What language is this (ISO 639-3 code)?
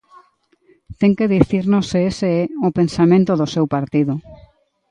glg